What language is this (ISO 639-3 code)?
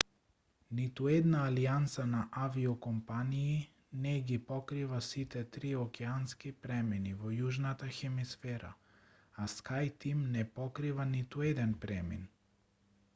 mkd